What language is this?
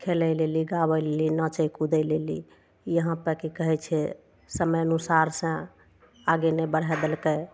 Maithili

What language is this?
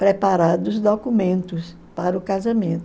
Portuguese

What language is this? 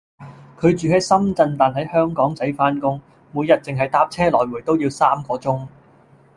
Cantonese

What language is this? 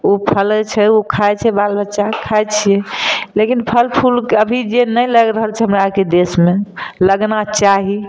Maithili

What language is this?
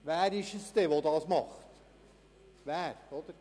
Swiss German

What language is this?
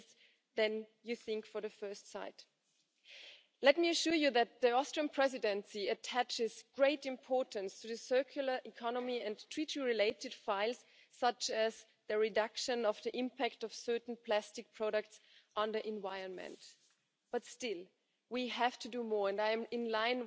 German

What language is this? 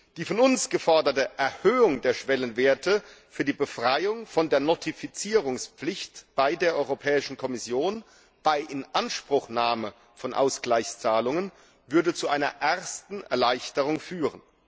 German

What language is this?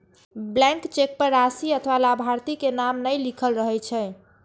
Maithili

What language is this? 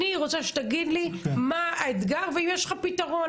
Hebrew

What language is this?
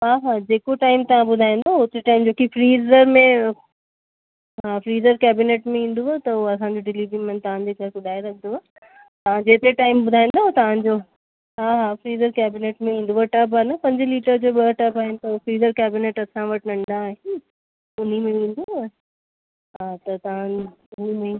Sindhi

